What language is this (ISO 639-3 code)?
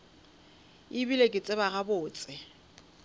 nso